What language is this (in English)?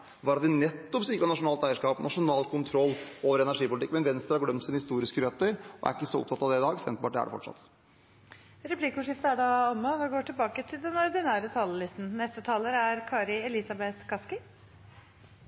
Norwegian